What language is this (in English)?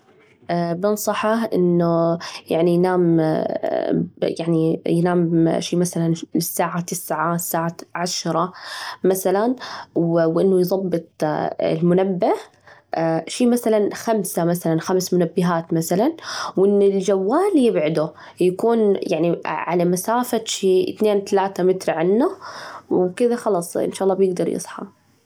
Najdi Arabic